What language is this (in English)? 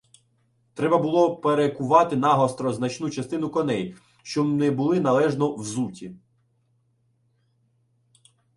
Ukrainian